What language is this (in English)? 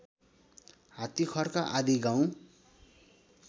Nepali